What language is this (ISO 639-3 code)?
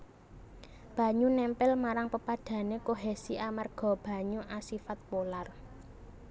jav